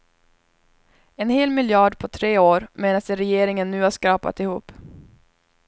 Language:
Swedish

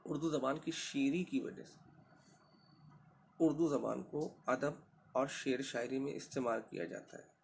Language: Urdu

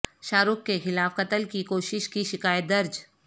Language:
Urdu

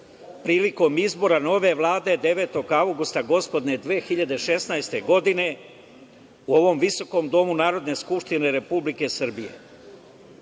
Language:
Serbian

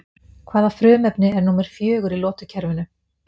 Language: Icelandic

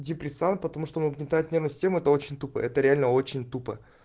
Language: Russian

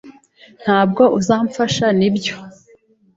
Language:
Kinyarwanda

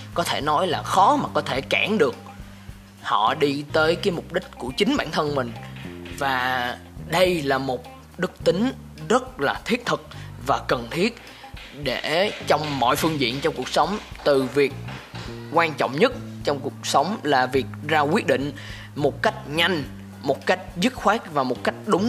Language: Vietnamese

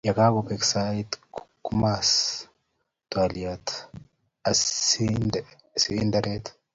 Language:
Kalenjin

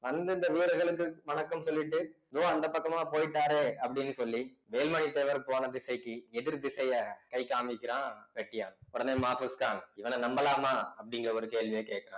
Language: Tamil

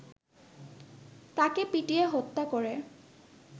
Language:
Bangla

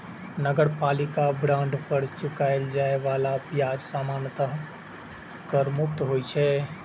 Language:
Maithili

